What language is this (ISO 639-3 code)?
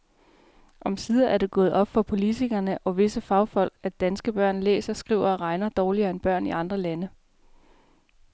dan